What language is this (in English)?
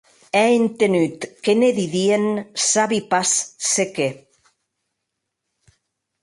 Occitan